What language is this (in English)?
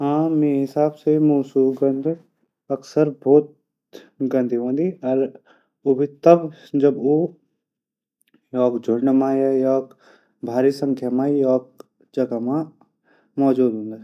Garhwali